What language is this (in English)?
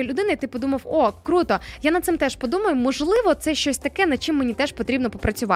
Ukrainian